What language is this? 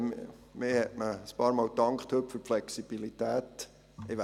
Swiss German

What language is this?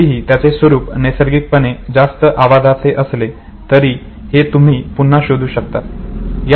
Marathi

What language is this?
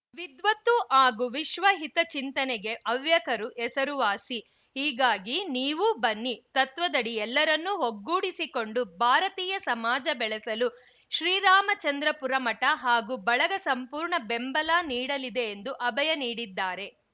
Kannada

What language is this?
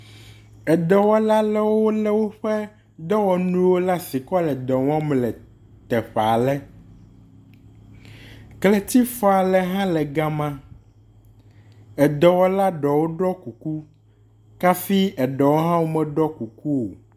Ewe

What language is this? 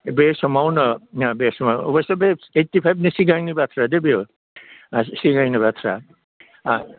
Bodo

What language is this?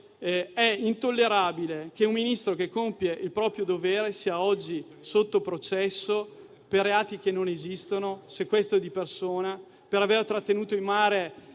Italian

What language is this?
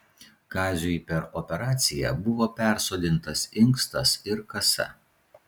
Lithuanian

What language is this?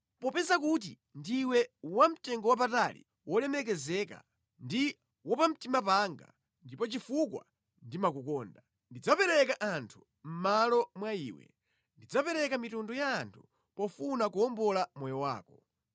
Nyanja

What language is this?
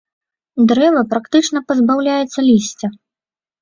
Belarusian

